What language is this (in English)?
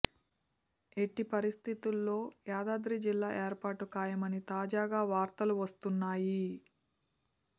Telugu